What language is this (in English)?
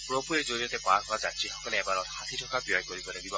Assamese